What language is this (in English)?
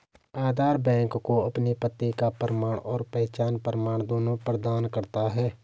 Hindi